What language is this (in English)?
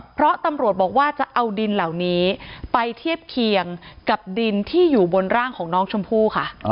Thai